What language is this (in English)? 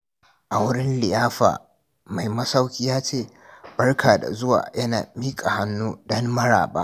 Hausa